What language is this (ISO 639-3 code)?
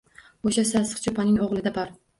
uzb